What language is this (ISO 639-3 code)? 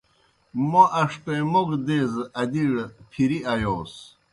plk